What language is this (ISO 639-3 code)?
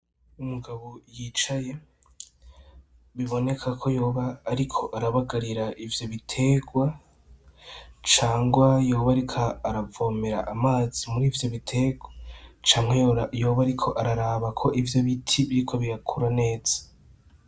run